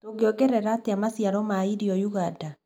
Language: Kikuyu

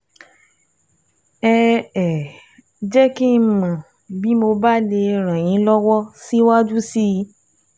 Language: Yoruba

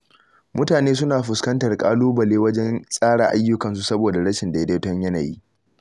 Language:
Hausa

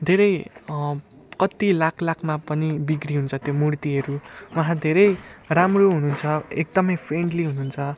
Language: Nepali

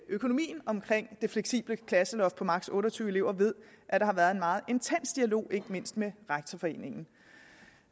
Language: Danish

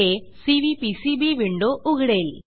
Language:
Marathi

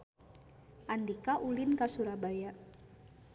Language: Sundanese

